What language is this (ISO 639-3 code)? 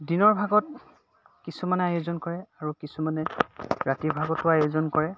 asm